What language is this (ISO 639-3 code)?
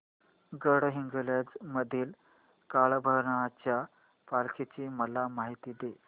mar